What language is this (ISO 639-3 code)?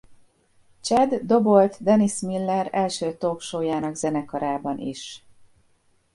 hun